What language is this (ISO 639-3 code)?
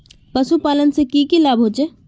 mag